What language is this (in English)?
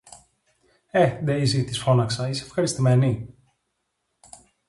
Greek